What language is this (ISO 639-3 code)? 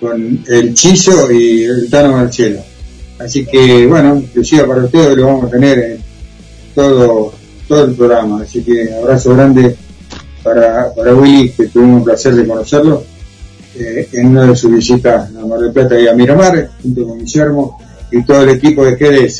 spa